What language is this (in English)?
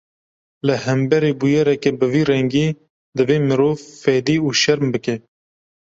Kurdish